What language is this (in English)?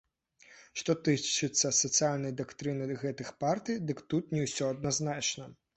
Belarusian